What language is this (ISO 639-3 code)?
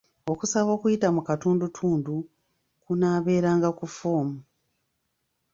lug